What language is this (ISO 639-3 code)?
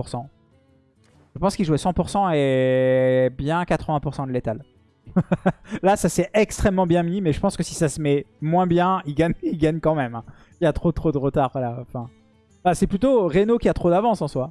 fra